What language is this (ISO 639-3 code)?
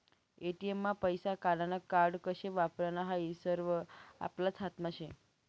mar